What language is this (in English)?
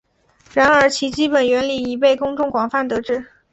Chinese